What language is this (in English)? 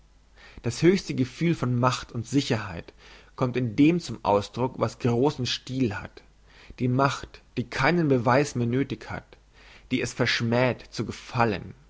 German